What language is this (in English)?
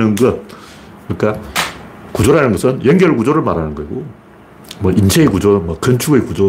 Korean